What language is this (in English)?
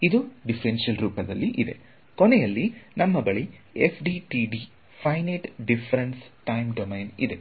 Kannada